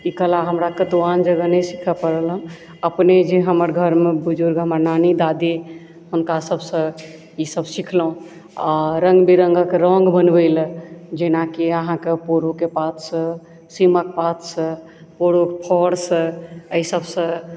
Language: Maithili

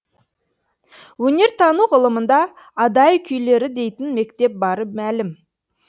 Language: Kazakh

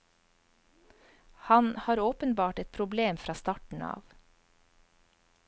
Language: Norwegian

